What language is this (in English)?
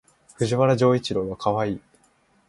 Japanese